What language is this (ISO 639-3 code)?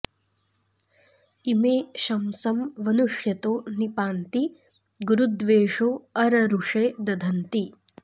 san